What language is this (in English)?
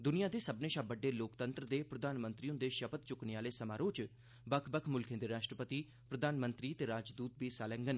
Dogri